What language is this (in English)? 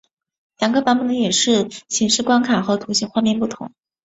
Chinese